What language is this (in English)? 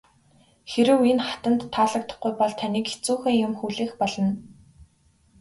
Mongolian